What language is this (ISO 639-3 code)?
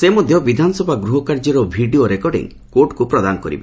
ori